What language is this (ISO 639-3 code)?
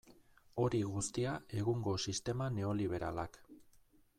eus